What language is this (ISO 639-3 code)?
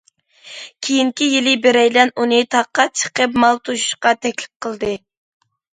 uig